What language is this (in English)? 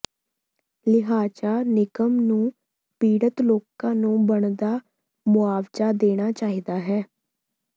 Punjabi